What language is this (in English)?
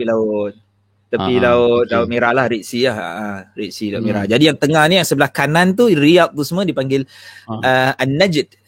Malay